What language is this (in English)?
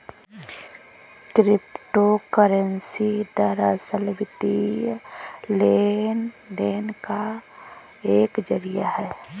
Hindi